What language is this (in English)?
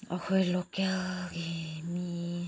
Manipuri